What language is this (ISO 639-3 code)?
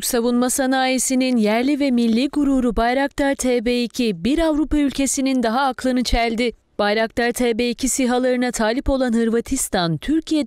tur